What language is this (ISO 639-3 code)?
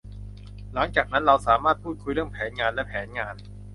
tha